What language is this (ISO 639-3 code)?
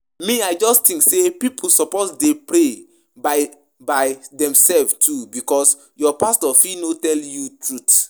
pcm